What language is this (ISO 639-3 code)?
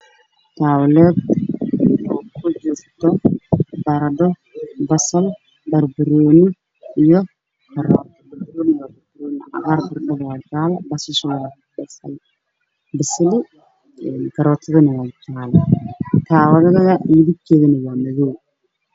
som